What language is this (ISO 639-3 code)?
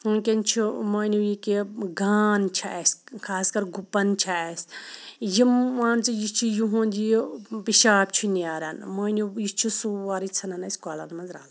kas